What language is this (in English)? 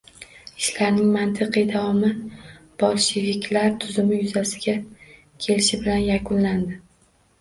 Uzbek